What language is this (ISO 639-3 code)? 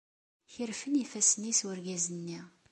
kab